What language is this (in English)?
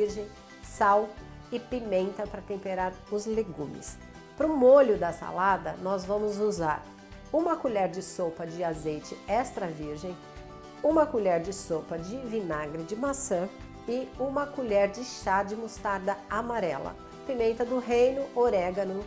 Portuguese